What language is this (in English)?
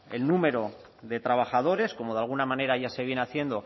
Spanish